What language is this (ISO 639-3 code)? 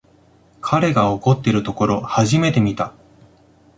jpn